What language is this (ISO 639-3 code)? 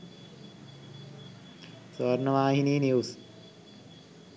sin